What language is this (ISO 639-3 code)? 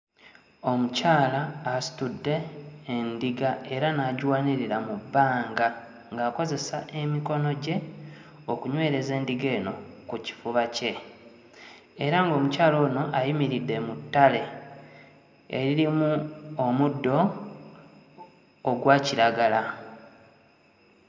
lug